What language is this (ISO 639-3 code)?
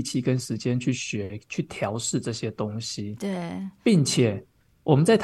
zho